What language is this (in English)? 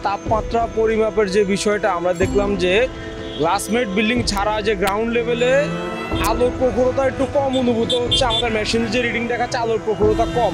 Bangla